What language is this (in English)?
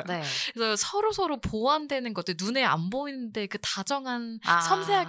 Korean